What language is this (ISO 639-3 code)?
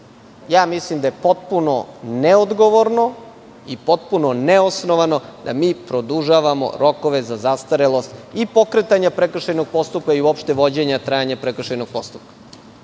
srp